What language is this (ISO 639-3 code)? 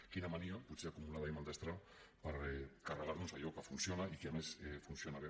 cat